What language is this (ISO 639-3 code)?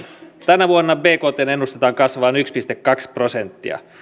fin